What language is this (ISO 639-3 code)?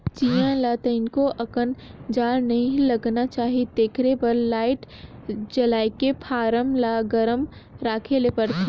hne